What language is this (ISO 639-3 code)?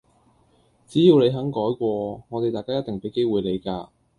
yue